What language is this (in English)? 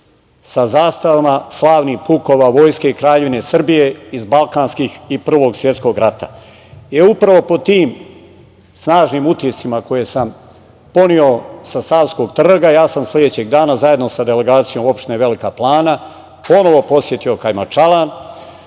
Serbian